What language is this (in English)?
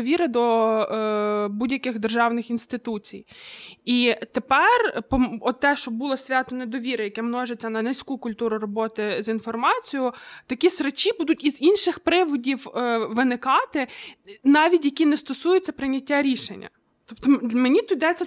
Ukrainian